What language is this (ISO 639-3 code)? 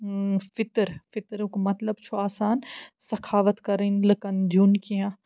kas